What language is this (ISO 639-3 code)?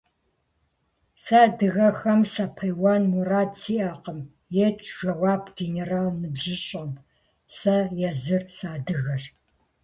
kbd